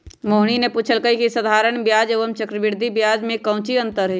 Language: Magahi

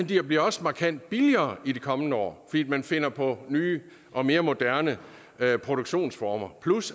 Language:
Danish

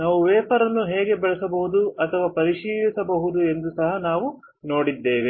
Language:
Kannada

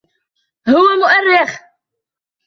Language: Arabic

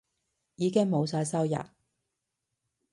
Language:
Cantonese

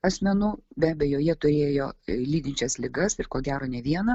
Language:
Lithuanian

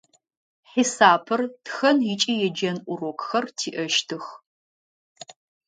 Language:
Adyghe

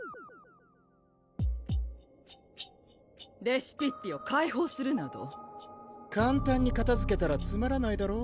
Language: Japanese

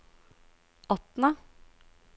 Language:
Norwegian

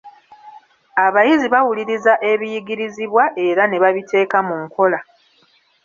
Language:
Ganda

